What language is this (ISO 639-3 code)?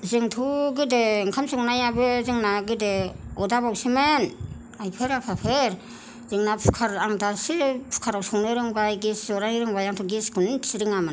brx